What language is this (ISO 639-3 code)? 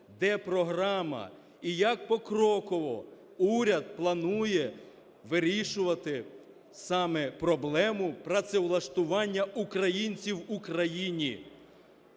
ukr